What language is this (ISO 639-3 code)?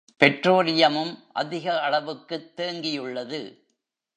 tam